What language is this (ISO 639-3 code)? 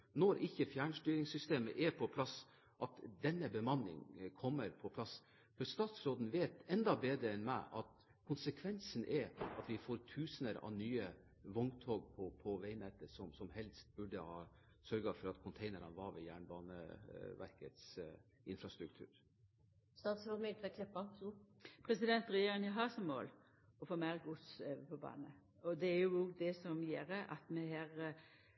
nor